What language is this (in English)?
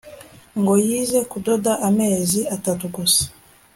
Kinyarwanda